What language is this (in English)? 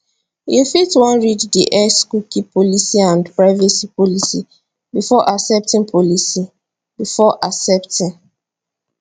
Nigerian Pidgin